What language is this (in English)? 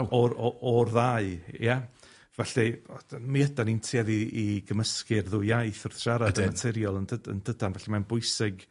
Welsh